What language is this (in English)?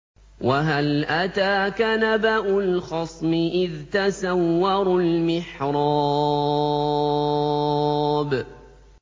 Arabic